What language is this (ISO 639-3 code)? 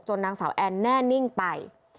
tha